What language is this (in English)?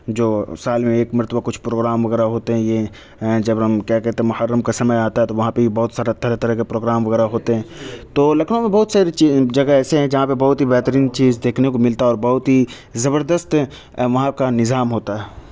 Urdu